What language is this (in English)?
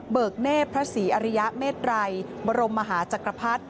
Thai